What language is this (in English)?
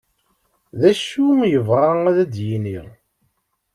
Kabyle